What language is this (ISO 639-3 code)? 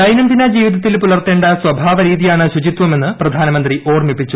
mal